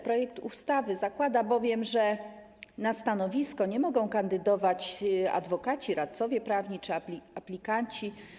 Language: Polish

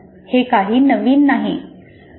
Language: Marathi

